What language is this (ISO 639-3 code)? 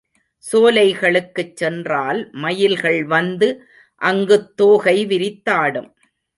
tam